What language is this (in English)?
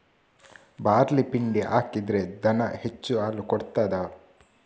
Kannada